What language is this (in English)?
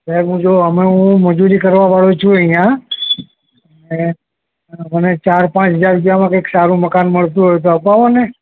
Gujarati